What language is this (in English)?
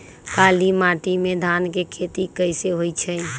Magahi